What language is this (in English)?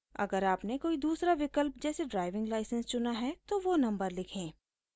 Hindi